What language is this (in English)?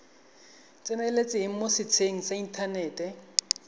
Tswana